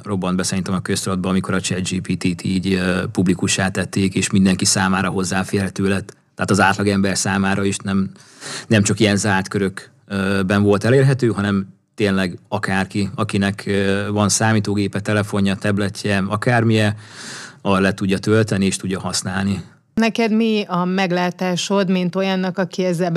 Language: Hungarian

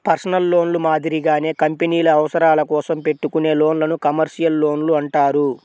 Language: Telugu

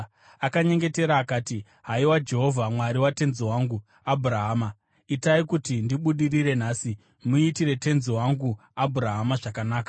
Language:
Shona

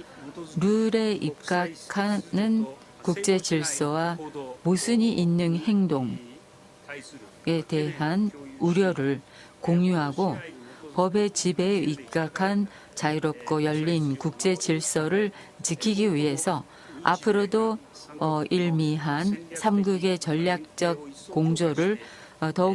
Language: Korean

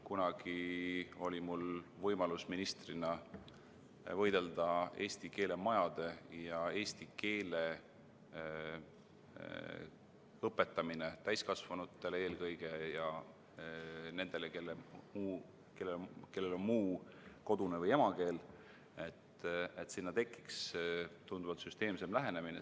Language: Estonian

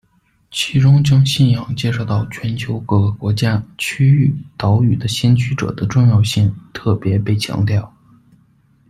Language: Chinese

